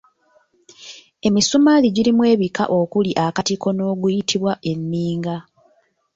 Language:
Ganda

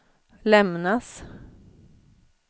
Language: Swedish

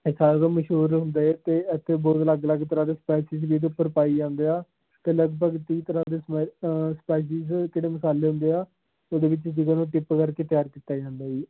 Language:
Punjabi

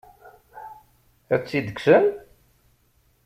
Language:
Kabyle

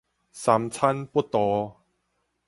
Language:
Min Nan Chinese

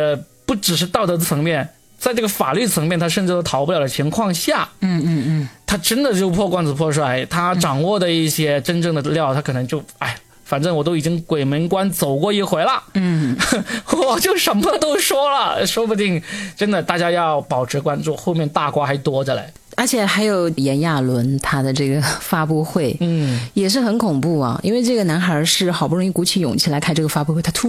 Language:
Chinese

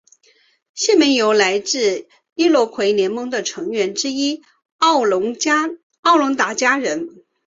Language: Chinese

